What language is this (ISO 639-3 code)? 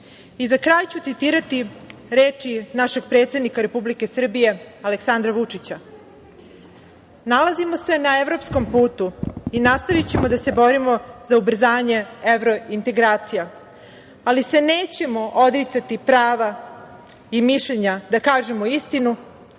srp